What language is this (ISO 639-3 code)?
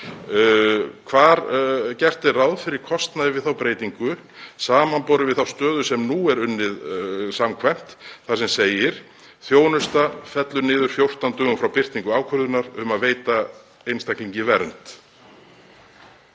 isl